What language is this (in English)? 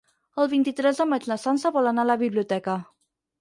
Catalan